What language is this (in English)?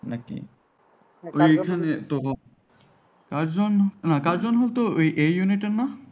Bangla